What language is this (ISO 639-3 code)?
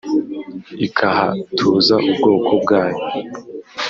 kin